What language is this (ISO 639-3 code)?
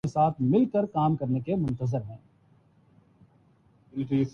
urd